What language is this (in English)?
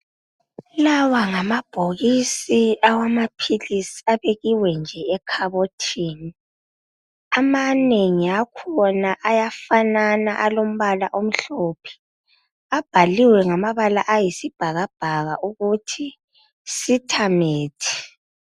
North Ndebele